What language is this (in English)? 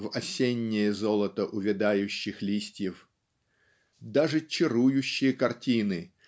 Russian